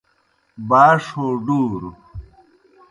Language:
Kohistani Shina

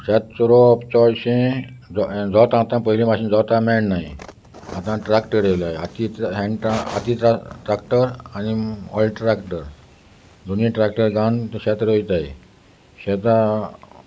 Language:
Konkani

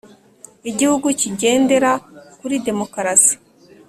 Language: Kinyarwanda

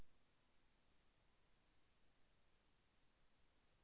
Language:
Telugu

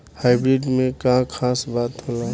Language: Bhojpuri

